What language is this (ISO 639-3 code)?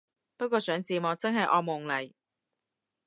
yue